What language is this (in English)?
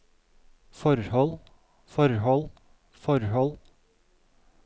Norwegian